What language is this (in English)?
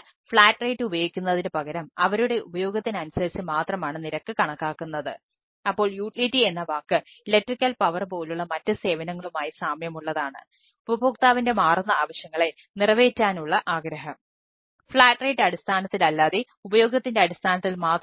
Malayalam